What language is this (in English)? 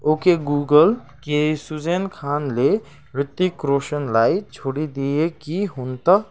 Nepali